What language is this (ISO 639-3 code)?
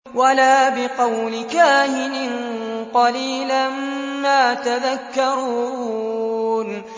ara